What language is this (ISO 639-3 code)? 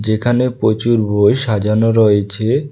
ben